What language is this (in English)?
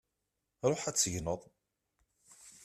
Kabyle